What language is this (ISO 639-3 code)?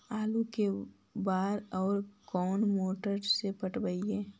mag